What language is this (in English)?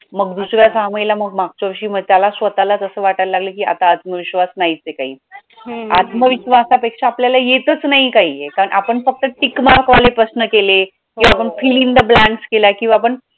Marathi